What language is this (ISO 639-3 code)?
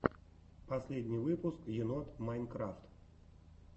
rus